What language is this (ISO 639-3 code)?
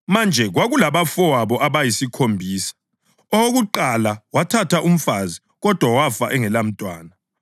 nde